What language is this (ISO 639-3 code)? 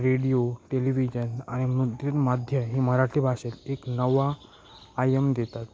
mar